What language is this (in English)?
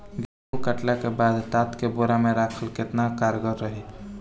Bhojpuri